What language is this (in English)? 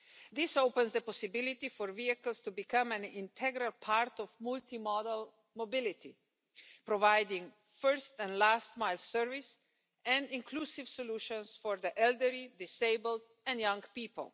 English